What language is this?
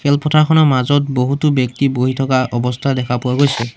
Assamese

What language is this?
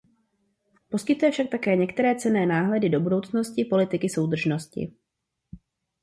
Czech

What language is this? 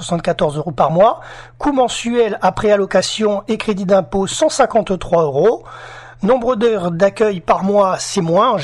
French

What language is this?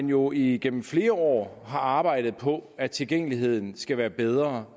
Danish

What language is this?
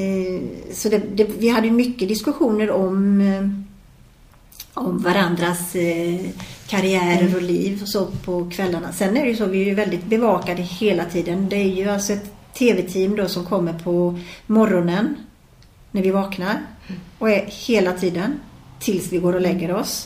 Swedish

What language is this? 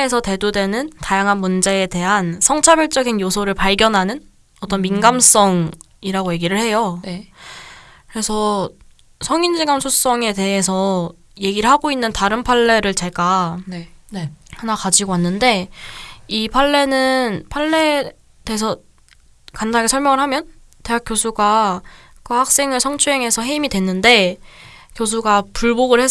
Korean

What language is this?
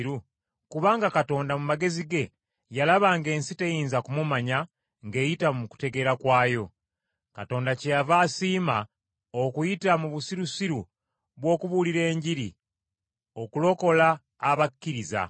Ganda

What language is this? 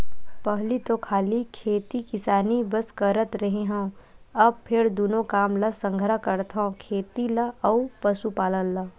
Chhattisgarhi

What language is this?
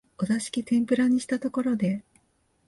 Japanese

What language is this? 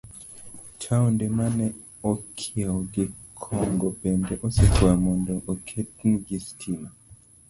Luo (Kenya and Tanzania)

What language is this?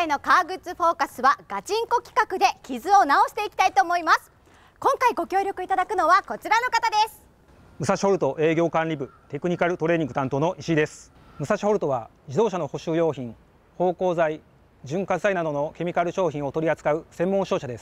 Japanese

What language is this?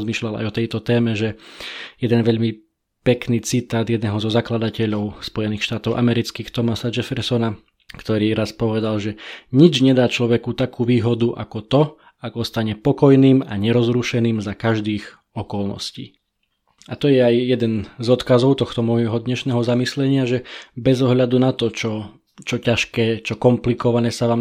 Slovak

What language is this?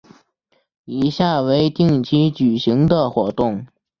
Chinese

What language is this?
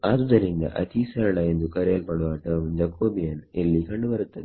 Kannada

